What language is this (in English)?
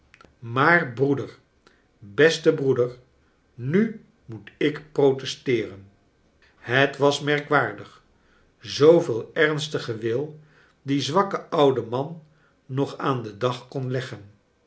Dutch